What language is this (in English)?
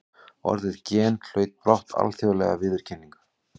Icelandic